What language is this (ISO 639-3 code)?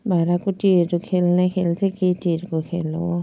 nep